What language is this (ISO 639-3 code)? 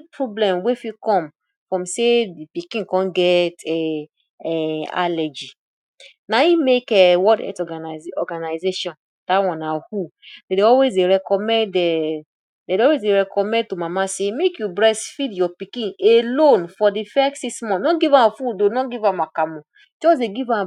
pcm